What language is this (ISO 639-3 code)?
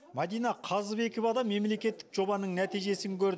kaz